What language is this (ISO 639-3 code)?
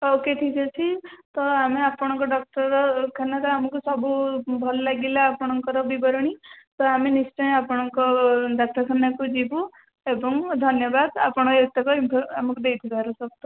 ori